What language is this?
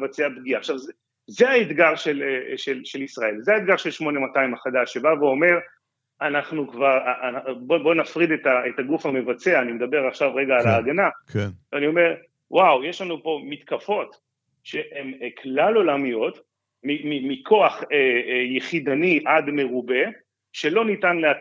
Hebrew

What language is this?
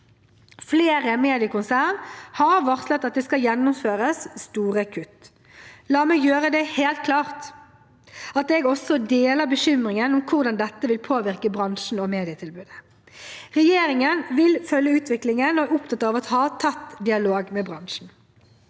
Norwegian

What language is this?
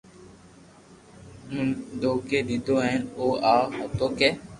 Loarki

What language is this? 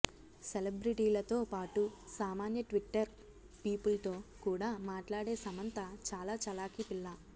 Telugu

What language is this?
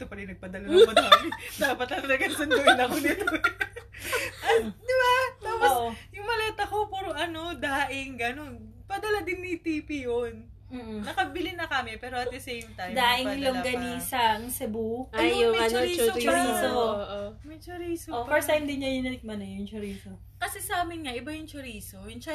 Filipino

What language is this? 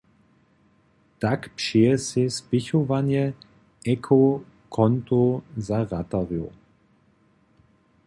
Upper Sorbian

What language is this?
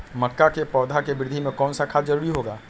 Magahi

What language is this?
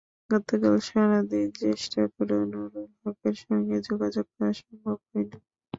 Bangla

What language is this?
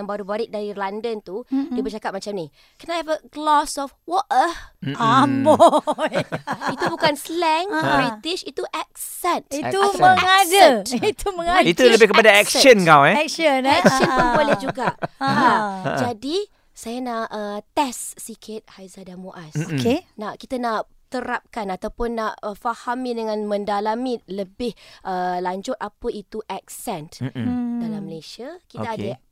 Malay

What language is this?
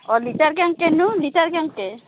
Assamese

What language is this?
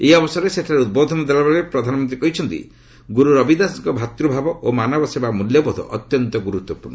Odia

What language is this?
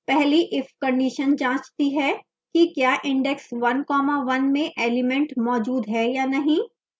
Hindi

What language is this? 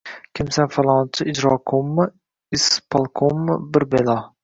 Uzbek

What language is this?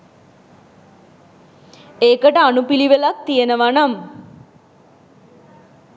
Sinhala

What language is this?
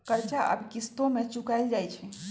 Magahi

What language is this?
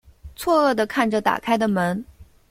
Chinese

